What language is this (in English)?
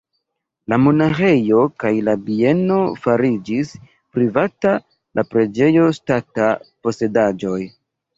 Esperanto